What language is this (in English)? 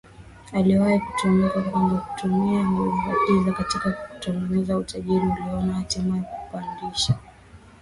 Swahili